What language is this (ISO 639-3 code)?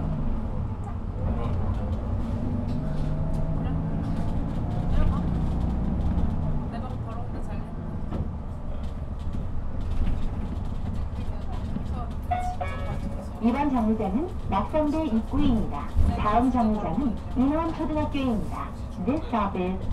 kor